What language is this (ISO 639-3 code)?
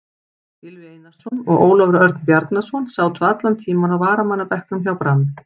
isl